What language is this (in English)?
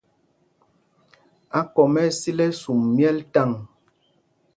Mpumpong